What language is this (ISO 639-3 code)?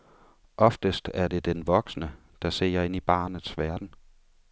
dan